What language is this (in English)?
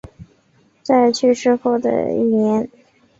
Chinese